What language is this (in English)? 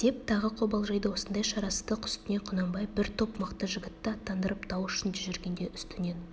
Kazakh